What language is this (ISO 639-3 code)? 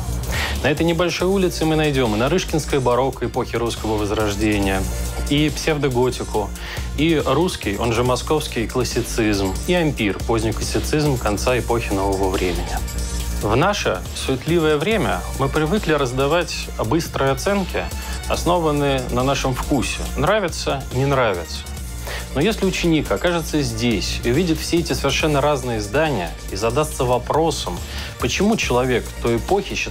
rus